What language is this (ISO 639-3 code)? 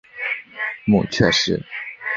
zho